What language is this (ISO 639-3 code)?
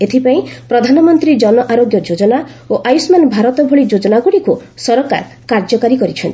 ori